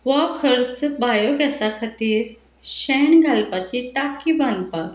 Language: Konkani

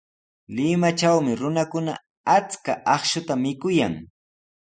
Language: Sihuas Ancash Quechua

